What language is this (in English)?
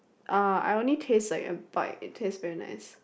English